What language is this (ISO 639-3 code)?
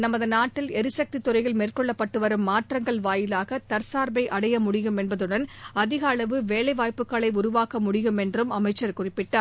tam